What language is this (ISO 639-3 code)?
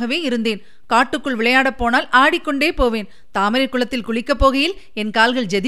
tam